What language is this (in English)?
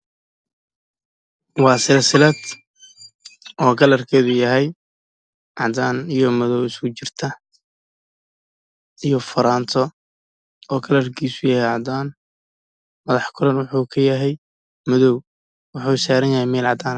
Somali